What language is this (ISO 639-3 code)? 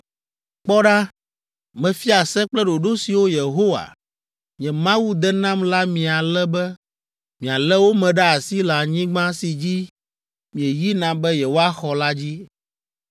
ewe